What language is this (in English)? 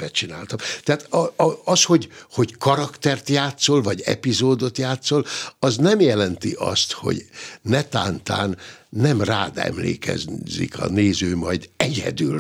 Hungarian